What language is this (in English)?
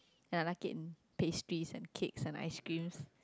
English